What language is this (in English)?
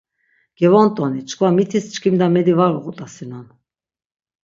Laz